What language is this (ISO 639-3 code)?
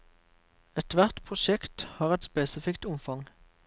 nor